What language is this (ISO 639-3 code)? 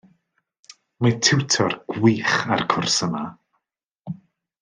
cym